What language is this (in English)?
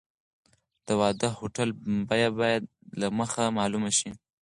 Pashto